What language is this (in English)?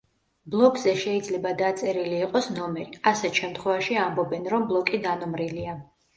Georgian